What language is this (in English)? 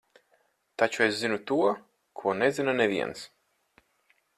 Latvian